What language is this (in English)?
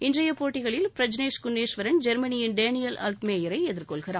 Tamil